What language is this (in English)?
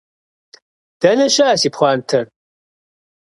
Kabardian